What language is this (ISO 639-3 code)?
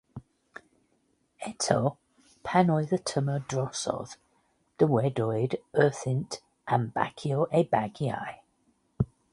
cym